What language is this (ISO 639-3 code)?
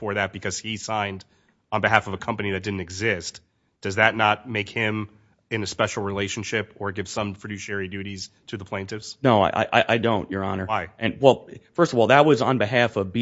eng